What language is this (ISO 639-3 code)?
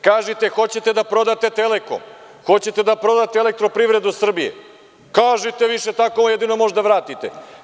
srp